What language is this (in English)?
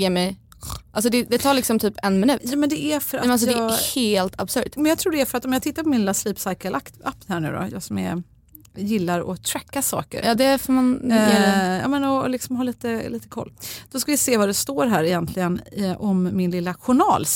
Swedish